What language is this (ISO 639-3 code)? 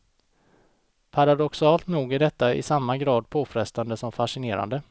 swe